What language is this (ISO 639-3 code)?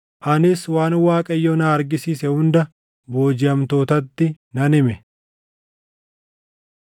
orm